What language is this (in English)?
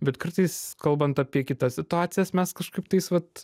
Lithuanian